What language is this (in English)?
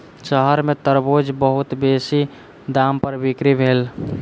Maithili